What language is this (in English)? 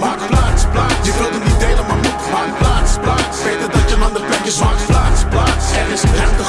Dutch